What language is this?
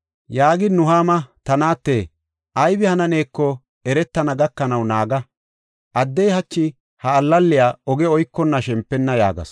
Gofa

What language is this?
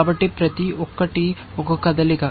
Telugu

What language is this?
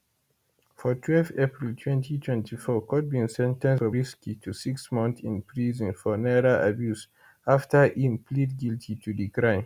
Nigerian Pidgin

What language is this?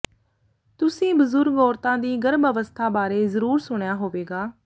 Punjabi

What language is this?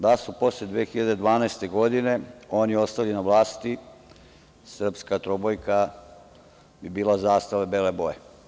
Serbian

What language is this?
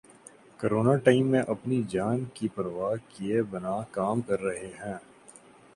Urdu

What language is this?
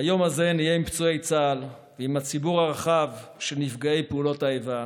Hebrew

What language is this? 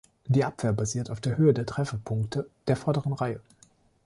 German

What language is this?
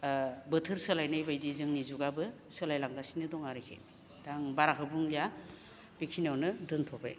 Bodo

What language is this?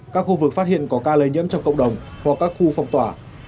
Vietnamese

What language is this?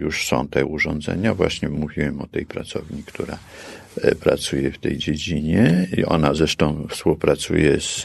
Polish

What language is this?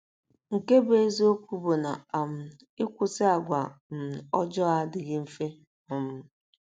Igbo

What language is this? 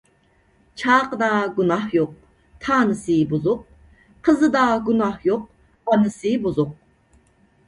Uyghur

